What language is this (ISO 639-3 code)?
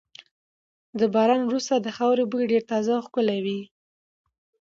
pus